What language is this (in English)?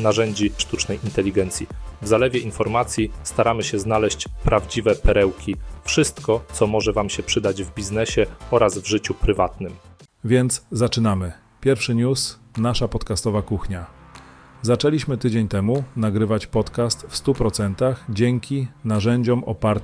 Polish